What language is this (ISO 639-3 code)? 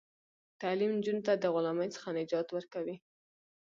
pus